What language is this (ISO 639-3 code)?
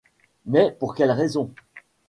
fra